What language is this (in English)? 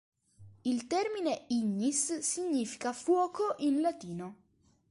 Italian